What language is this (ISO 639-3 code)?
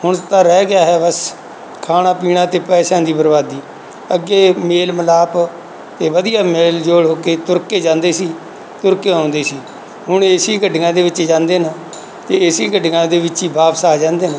pan